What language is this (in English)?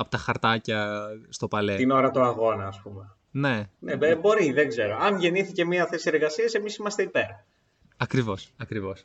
Greek